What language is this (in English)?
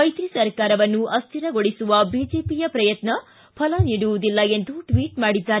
Kannada